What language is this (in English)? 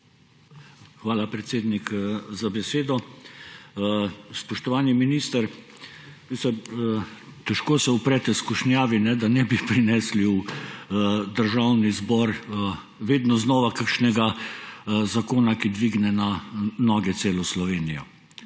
Slovenian